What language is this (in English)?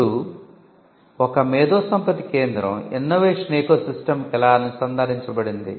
Telugu